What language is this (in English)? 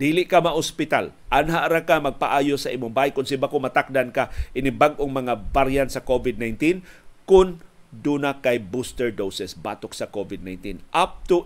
Filipino